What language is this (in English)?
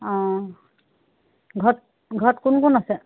Assamese